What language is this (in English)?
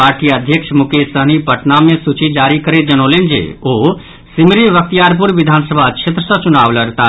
Maithili